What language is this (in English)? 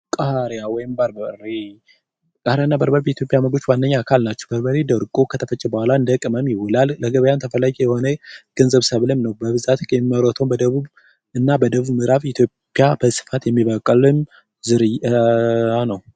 Amharic